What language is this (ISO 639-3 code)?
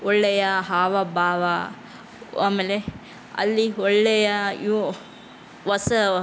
kan